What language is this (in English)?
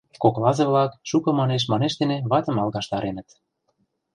Mari